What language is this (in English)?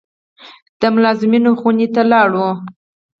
Pashto